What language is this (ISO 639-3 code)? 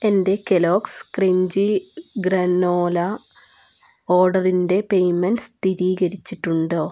mal